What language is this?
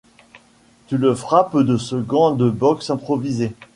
French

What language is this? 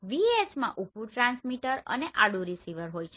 Gujarati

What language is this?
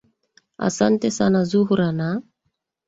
Swahili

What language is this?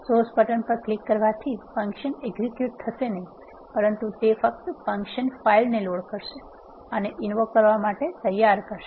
Gujarati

